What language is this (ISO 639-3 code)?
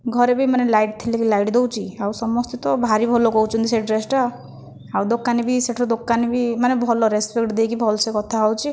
ori